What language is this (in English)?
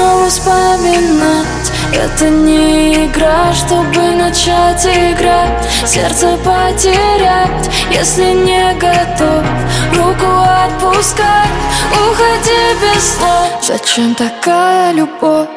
Russian